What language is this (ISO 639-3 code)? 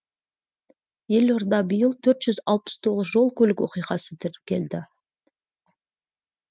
kaz